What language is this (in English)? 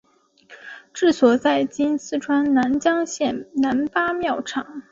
Chinese